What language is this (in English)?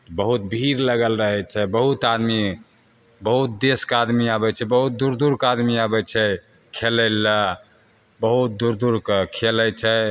Maithili